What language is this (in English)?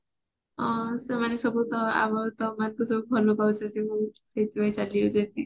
Odia